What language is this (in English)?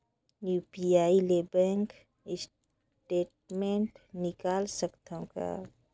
Chhattisgarhi